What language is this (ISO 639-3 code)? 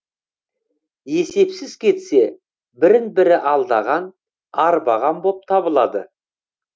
kaz